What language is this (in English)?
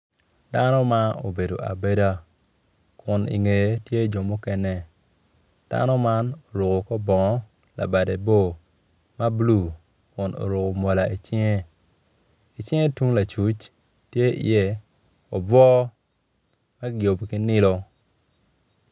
Acoli